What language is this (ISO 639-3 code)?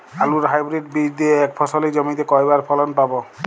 ben